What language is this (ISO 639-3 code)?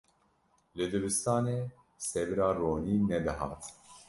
kur